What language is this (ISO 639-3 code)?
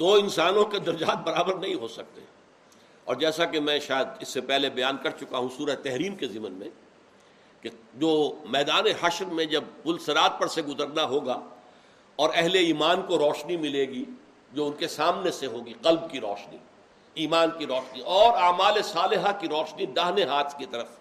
urd